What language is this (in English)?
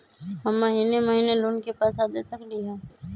Magahi